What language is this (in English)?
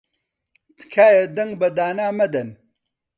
Central Kurdish